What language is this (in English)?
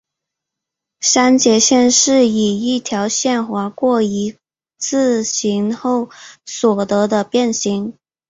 Chinese